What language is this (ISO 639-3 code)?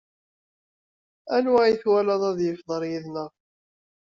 kab